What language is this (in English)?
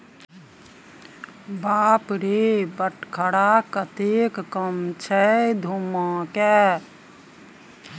Maithili